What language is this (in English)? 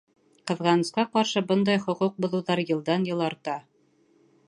Bashkir